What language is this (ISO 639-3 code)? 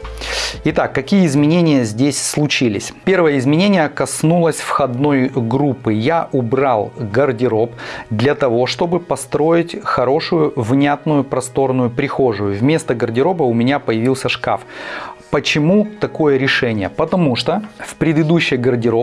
rus